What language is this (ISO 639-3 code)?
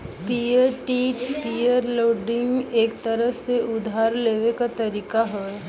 bho